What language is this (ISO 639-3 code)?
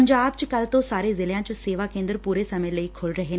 pan